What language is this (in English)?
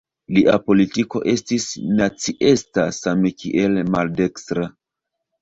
Esperanto